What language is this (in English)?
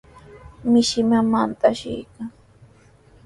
Sihuas Ancash Quechua